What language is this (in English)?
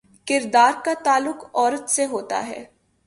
Urdu